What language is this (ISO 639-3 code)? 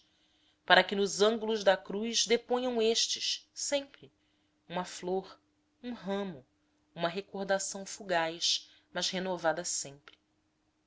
por